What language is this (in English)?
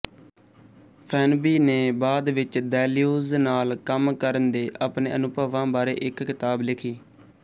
Punjabi